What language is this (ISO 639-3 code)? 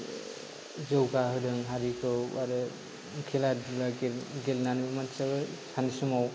brx